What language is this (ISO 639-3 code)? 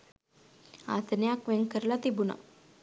sin